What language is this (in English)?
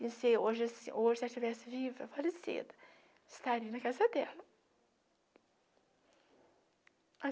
Portuguese